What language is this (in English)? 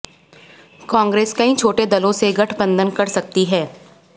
Hindi